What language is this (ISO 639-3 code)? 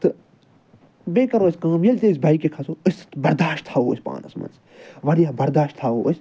kas